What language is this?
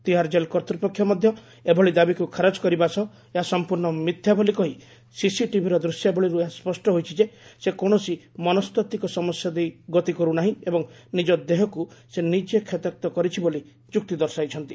Odia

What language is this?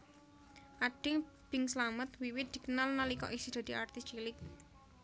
Javanese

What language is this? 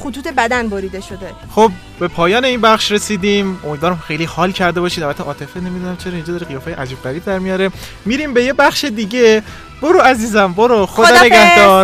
Persian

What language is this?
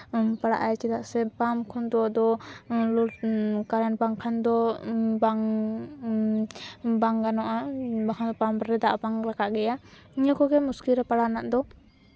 Santali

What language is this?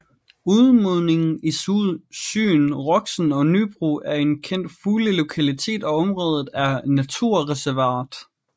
Danish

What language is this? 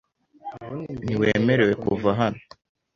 Kinyarwanda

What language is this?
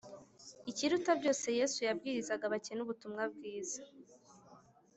Kinyarwanda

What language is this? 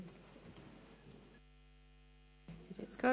Swiss German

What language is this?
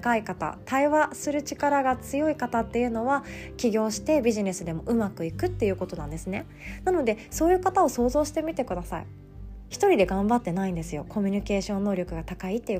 Japanese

